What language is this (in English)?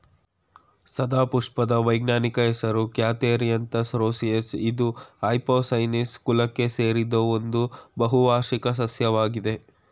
Kannada